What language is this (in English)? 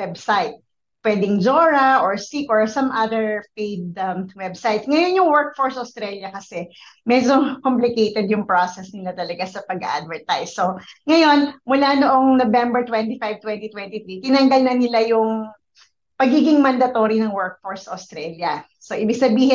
Filipino